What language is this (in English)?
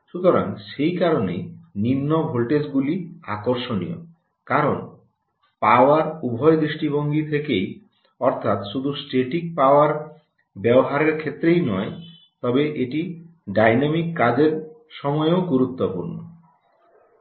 Bangla